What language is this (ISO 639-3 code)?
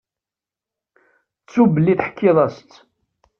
kab